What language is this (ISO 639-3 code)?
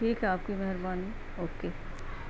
urd